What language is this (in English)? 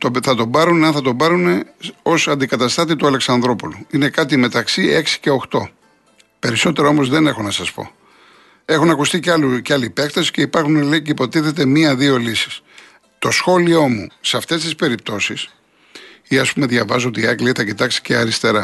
Greek